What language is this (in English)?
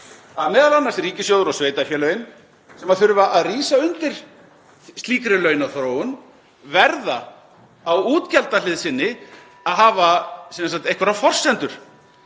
Icelandic